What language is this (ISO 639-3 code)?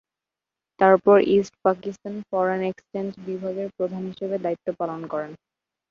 ben